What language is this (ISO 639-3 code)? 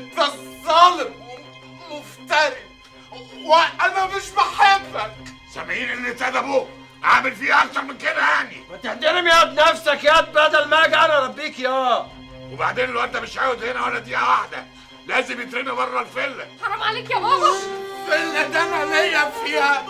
ara